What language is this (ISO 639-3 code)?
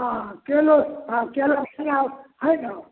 mai